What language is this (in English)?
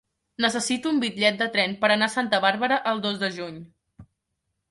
Catalan